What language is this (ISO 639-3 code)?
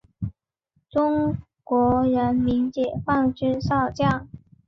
zho